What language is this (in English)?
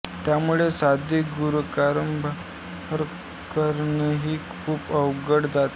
Marathi